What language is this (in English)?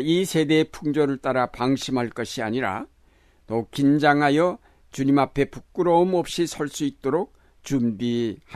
Korean